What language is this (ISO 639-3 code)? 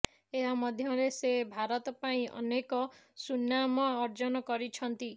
ori